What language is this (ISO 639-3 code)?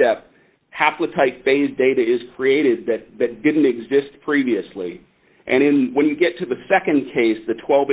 eng